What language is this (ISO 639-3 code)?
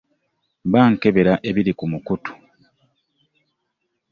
lug